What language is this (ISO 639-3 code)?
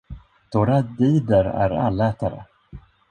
swe